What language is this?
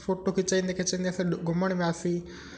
Sindhi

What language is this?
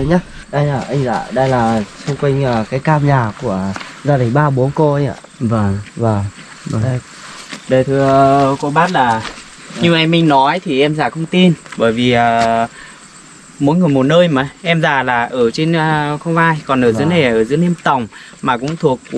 Vietnamese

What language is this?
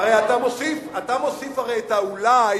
Hebrew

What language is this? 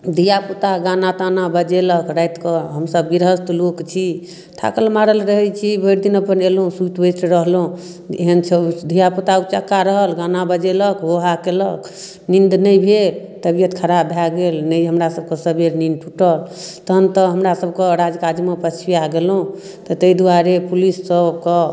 Maithili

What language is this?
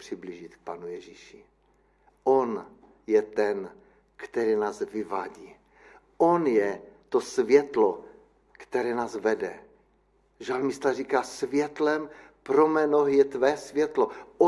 Czech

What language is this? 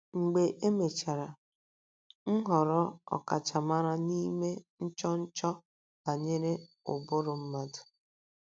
Igbo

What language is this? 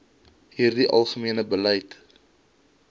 Afrikaans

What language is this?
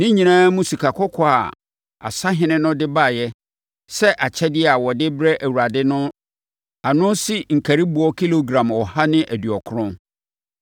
Akan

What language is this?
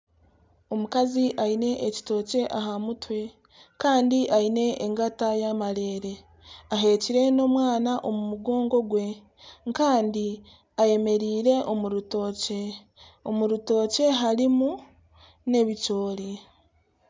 Nyankole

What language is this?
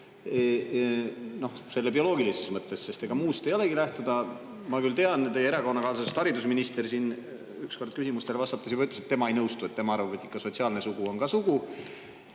Estonian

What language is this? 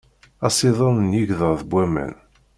Kabyle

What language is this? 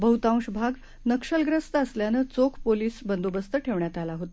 Marathi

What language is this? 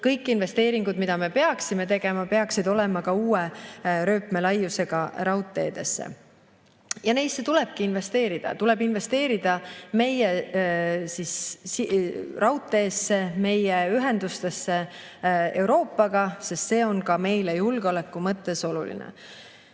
Estonian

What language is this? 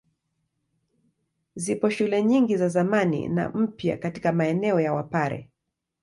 Swahili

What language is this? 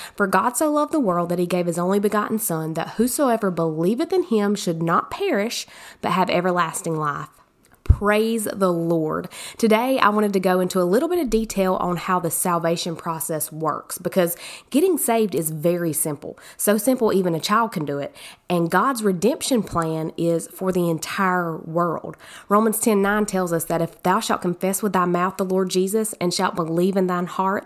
English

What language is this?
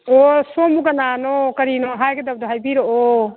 Manipuri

